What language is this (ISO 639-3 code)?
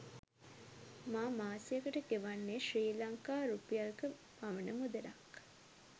sin